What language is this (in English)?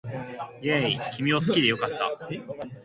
Japanese